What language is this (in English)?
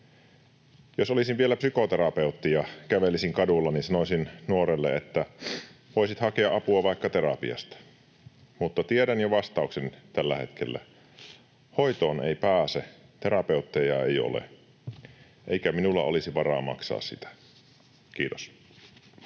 Finnish